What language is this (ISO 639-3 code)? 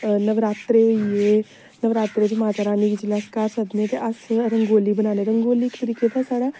doi